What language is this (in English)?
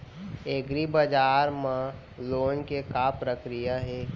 Chhattisgarhi